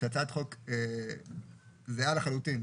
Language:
Hebrew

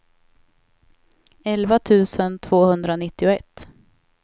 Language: Swedish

